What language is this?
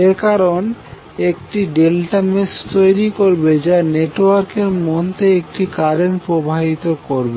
Bangla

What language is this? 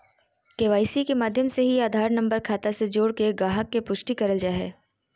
Magahi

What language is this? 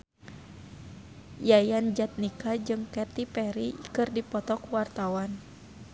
Sundanese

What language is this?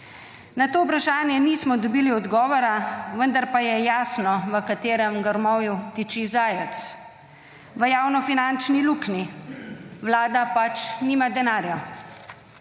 Slovenian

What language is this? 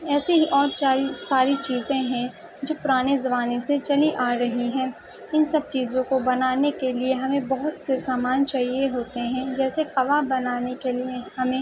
Urdu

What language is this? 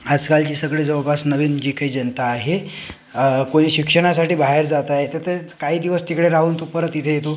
Marathi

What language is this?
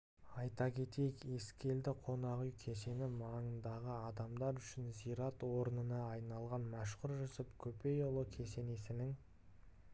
Kazakh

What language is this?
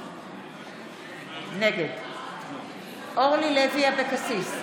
Hebrew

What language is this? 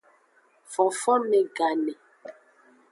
Aja (Benin)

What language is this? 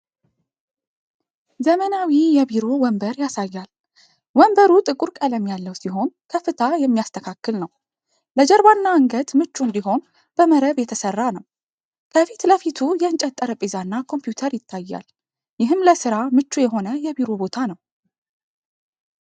Amharic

